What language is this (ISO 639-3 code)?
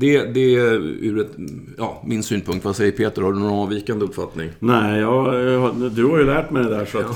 swe